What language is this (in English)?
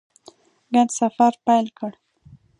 Pashto